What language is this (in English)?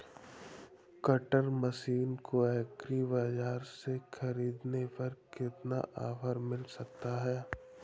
Hindi